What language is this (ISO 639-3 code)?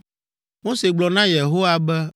ewe